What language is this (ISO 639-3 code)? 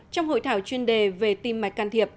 vie